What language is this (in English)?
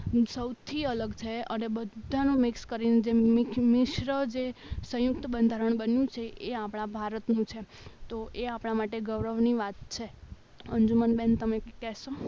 Gujarati